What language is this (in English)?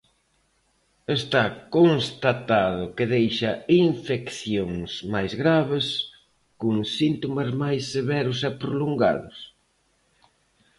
Galician